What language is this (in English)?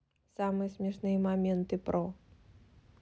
Russian